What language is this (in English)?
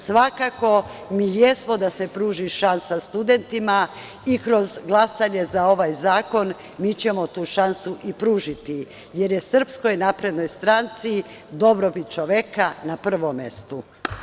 Serbian